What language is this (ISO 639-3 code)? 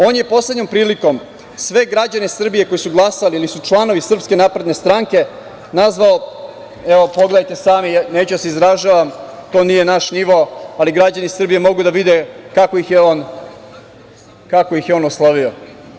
srp